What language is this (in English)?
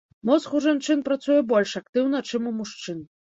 Belarusian